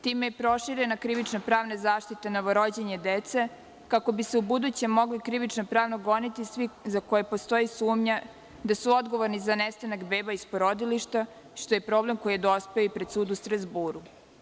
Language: Serbian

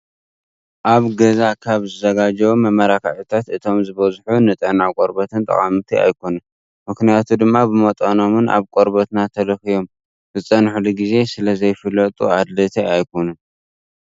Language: Tigrinya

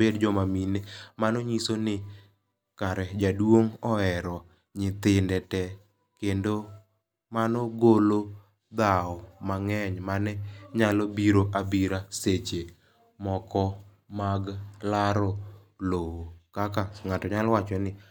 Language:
Luo (Kenya and Tanzania)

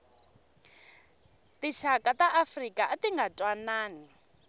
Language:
Tsonga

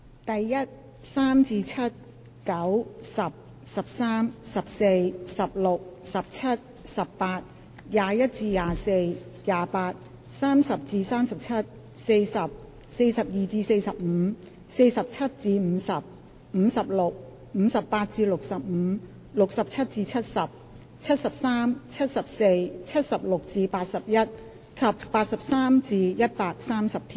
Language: Cantonese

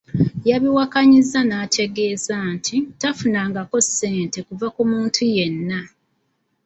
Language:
Ganda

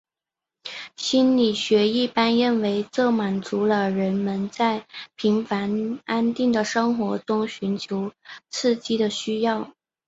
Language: Chinese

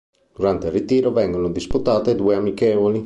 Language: Italian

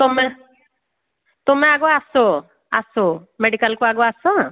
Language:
Odia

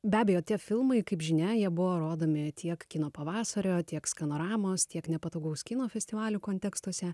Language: Lithuanian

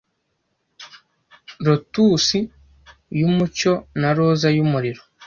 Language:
Kinyarwanda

